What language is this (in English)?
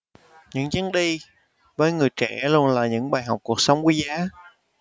Vietnamese